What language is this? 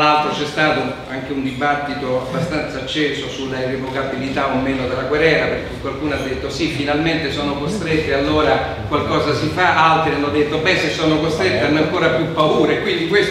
Italian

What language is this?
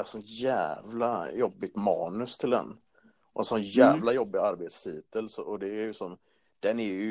Swedish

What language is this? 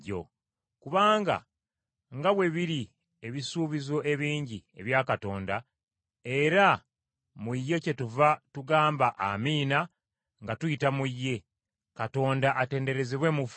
Ganda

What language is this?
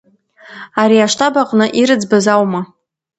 Abkhazian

